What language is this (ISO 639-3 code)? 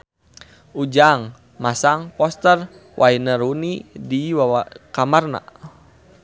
sun